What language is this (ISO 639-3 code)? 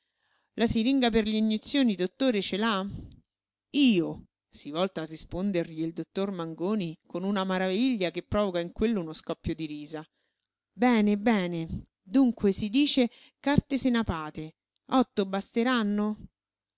ita